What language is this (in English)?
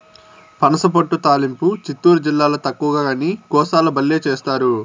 Telugu